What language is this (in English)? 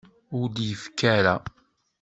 Kabyle